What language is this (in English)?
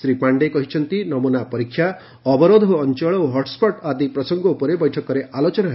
Odia